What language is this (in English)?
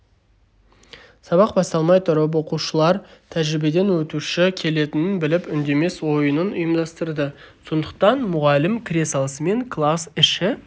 Kazakh